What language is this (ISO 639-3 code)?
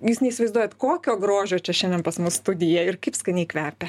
lit